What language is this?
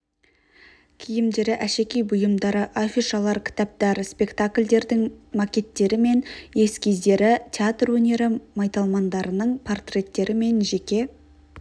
Kazakh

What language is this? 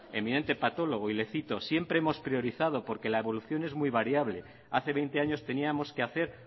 Spanish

